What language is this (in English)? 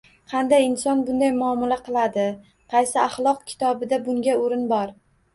Uzbek